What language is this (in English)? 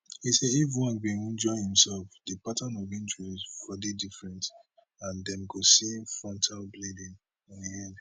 Nigerian Pidgin